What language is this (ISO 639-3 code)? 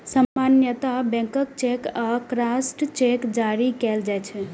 mai